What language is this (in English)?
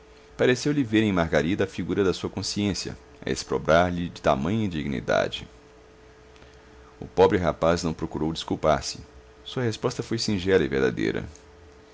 Portuguese